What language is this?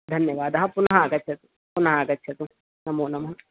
Sanskrit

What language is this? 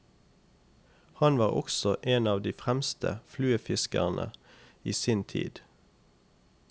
Norwegian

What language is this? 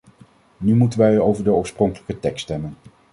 Dutch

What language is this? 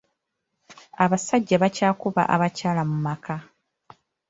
Ganda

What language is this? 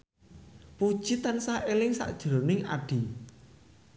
Javanese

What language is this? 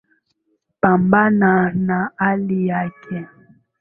Swahili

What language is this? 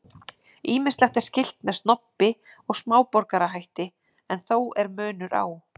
Icelandic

